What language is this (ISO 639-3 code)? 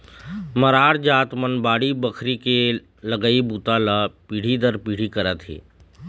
hne